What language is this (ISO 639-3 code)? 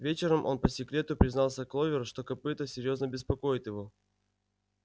rus